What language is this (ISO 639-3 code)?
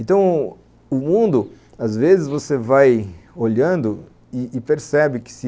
por